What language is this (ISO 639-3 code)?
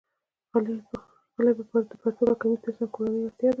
pus